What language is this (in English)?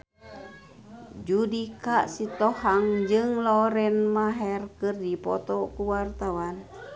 Sundanese